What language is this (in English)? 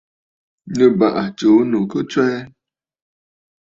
Bafut